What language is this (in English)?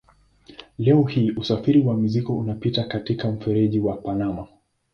Swahili